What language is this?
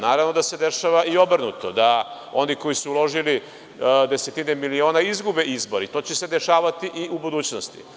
Serbian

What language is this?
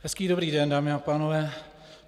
Czech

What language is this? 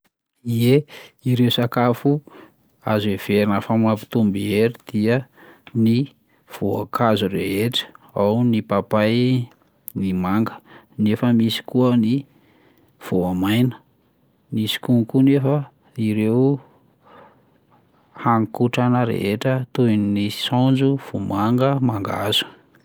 Malagasy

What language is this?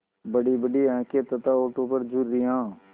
Hindi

